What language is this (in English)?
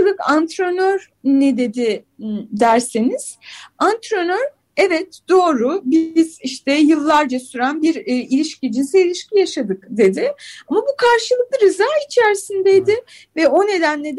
Turkish